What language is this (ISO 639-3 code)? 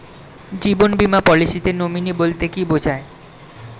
ben